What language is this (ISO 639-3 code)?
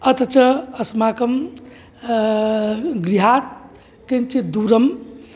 san